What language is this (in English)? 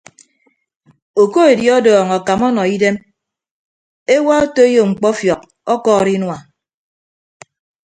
Ibibio